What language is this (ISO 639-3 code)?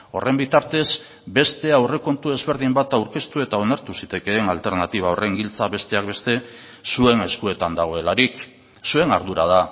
eus